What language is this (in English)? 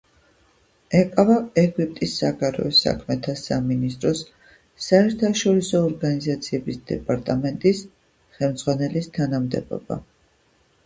Georgian